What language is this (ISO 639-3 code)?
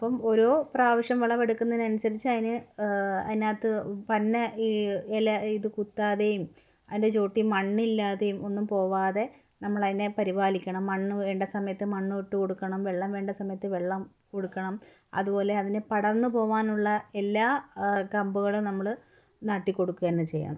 mal